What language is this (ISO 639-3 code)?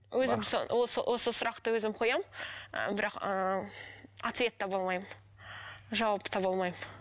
kaz